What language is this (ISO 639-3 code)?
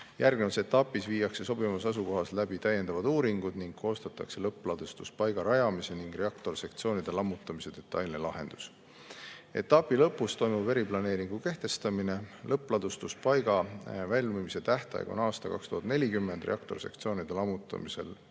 est